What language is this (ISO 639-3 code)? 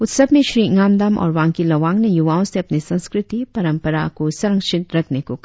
hin